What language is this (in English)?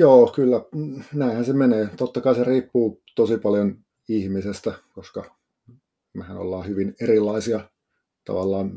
Finnish